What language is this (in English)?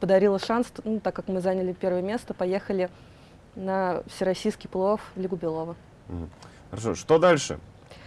Russian